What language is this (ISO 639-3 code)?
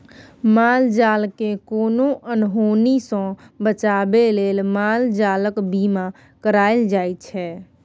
mai